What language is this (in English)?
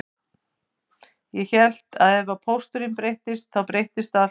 Icelandic